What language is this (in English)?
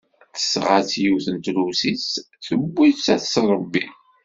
Kabyle